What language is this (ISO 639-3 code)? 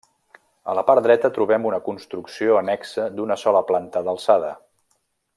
cat